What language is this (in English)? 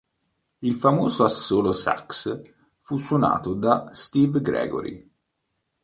Italian